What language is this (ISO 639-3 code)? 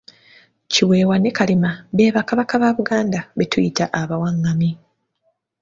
lug